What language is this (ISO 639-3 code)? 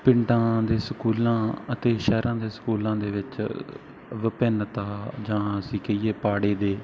pan